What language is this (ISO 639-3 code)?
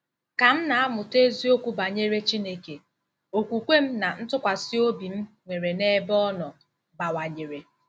ibo